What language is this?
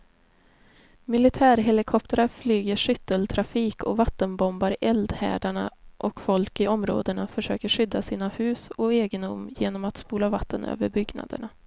Swedish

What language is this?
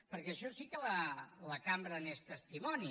Catalan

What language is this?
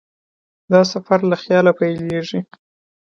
Pashto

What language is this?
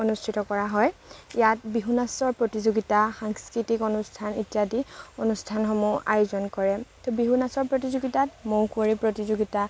Assamese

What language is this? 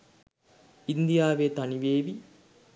Sinhala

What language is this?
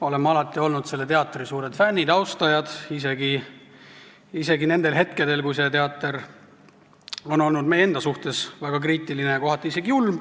Estonian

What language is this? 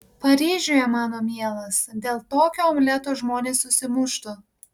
Lithuanian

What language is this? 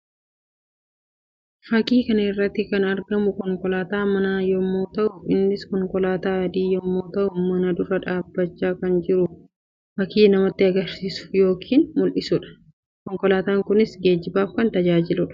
Oromo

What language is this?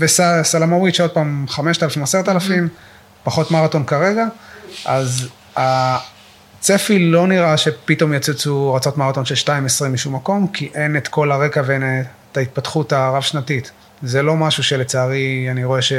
Hebrew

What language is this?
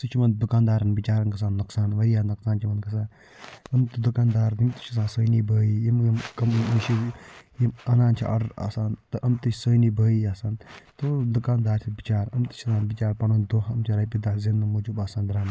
Kashmiri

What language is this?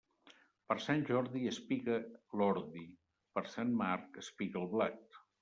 Catalan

